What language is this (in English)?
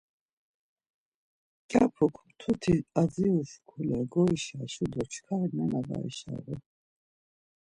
Laz